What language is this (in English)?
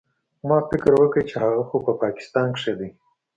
Pashto